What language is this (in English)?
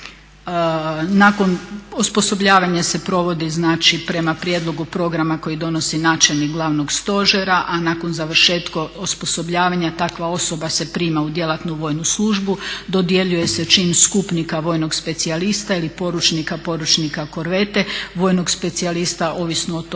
Croatian